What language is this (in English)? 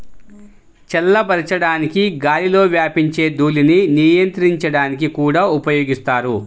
Telugu